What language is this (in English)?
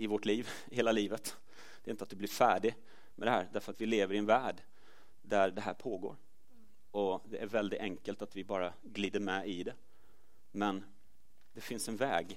Swedish